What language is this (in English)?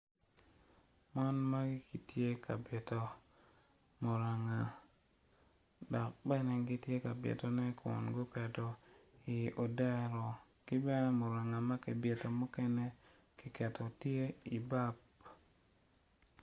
Acoli